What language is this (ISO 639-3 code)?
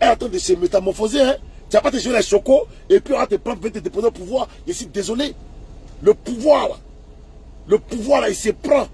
fra